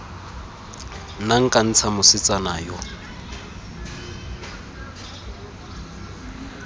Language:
Tswana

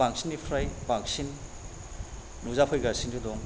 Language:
Bodo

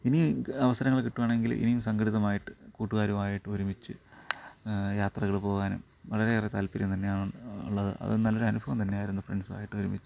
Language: Malayalam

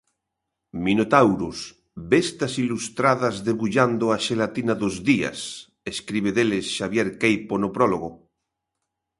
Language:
Galician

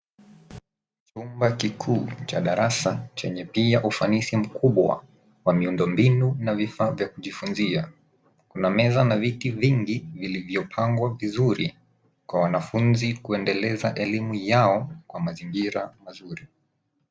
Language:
Swahili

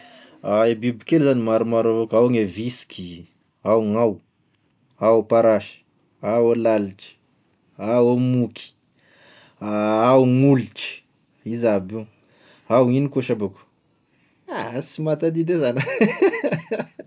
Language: Tesaka Malagasy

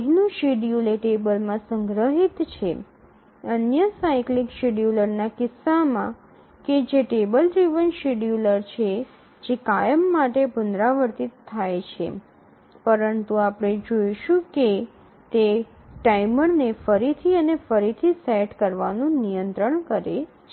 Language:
Gujarati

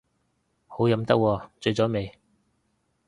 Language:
Cantonese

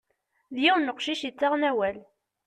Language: Kabyle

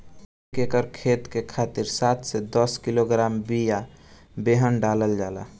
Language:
Bhojpuri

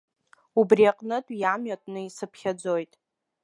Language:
Abkhazian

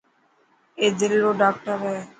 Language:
Dhatki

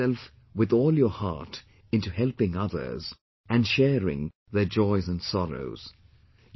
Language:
English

